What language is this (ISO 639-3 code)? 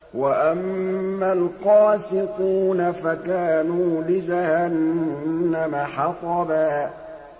ara